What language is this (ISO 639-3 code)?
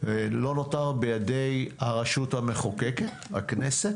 heb